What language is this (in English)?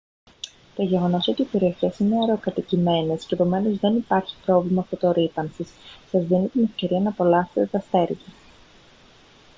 Greek